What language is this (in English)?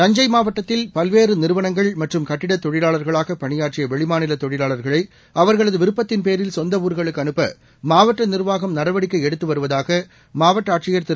Tamil